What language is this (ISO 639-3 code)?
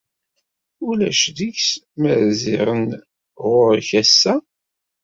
kab